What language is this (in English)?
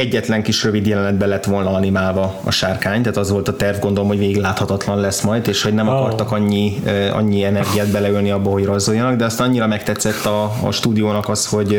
Hungarian